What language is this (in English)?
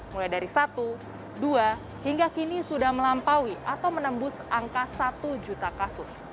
Indonesian